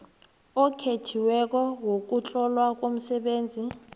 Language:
South Ndebele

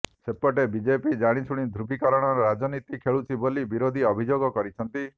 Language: Odia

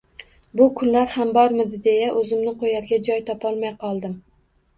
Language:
Uzbek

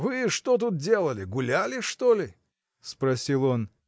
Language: Russian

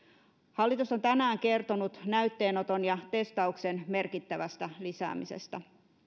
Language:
Finnish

